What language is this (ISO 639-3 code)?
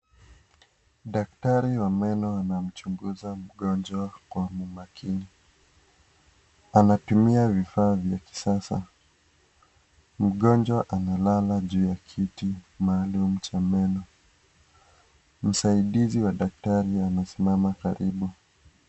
swa